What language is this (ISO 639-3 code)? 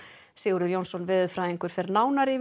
isl